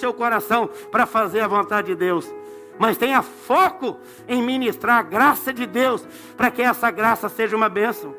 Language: Portuguese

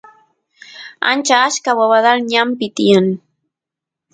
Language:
Santiago del Estero Quichua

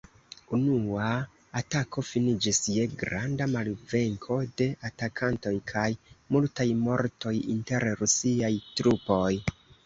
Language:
Esperanto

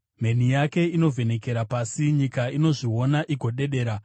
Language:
Shona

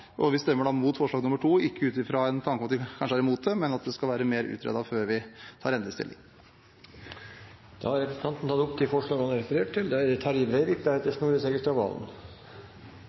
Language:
Norwegian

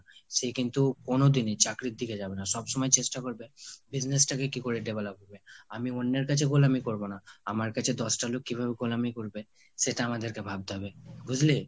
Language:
Bangla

